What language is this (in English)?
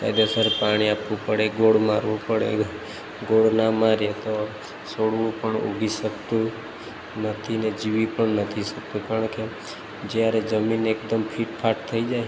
Gujarati